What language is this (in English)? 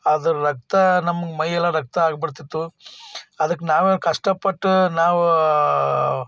Kannada